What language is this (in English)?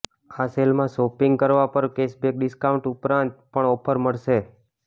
Gujarati